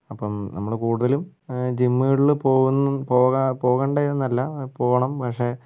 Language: Malayalam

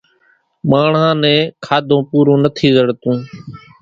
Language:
Kachi Koli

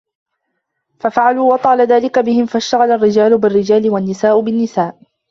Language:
Arabic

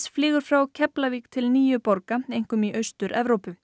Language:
Icelandic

